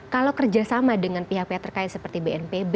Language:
Indonesian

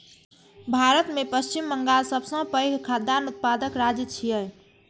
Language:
Maithili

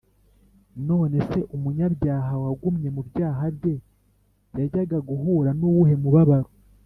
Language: Kinyarwanda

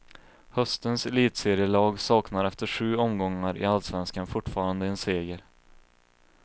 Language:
Swedish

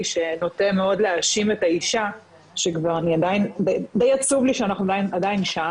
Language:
Hebrew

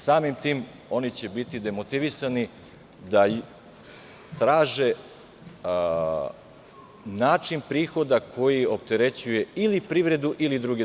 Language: Serbian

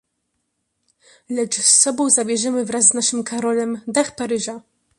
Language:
Polish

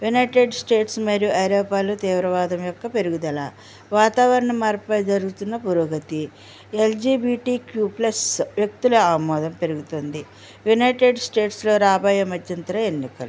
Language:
Telugu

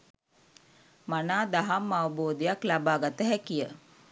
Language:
Sinhala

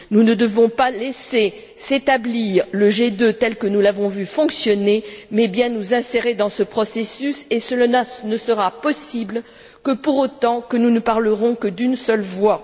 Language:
French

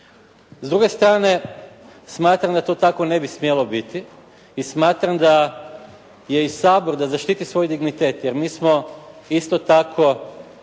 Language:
Croatian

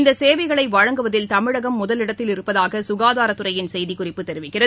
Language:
Tamil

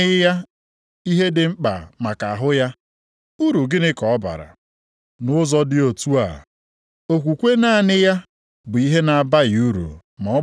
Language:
Igbo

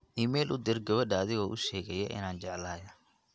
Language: Somali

